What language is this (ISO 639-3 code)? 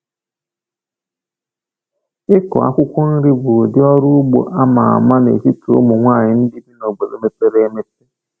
ibo